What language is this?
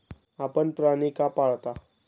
Marathi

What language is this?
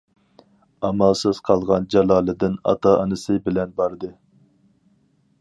Uyghur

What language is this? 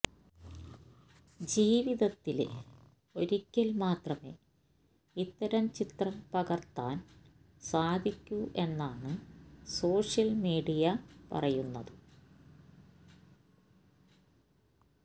Malayalam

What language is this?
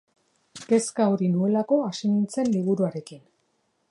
Basque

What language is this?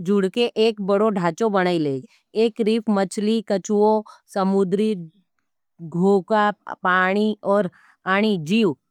Nimadi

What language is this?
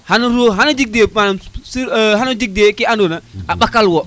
Serer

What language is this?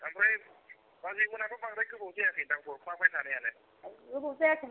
Bodo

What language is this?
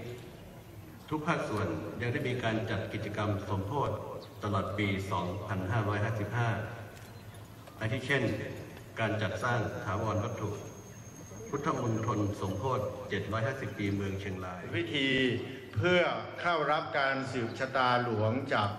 Thai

